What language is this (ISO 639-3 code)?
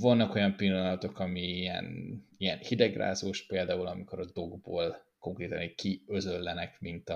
hun